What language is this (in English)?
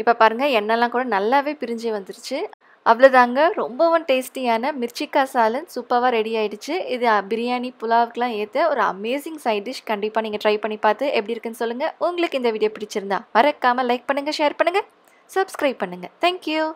Tamil